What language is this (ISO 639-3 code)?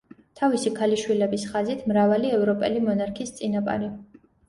kat